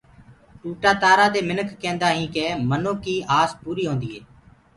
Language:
Gurgula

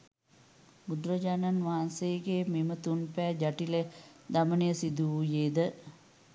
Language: Sinhala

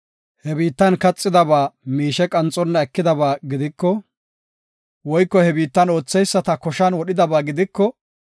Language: Gofa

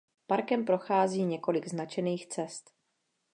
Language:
Czech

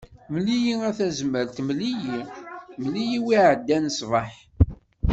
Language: Kabyle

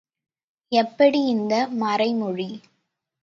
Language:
Tamil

